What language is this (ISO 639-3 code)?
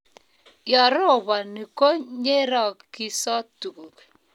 kln